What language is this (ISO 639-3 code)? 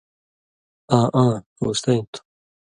mvy